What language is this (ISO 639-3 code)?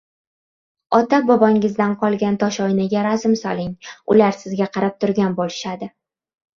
uzb